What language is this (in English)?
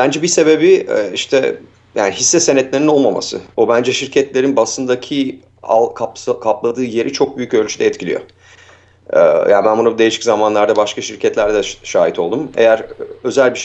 Turkish